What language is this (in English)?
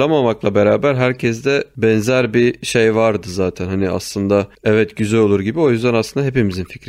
Turkish